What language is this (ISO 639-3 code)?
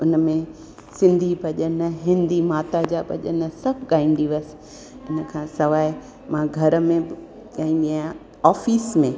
snd